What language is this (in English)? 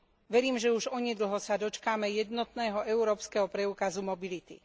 Slovak